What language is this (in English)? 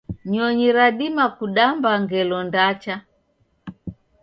Taita